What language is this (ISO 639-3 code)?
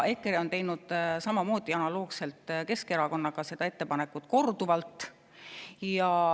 est